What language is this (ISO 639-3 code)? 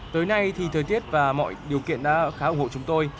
vie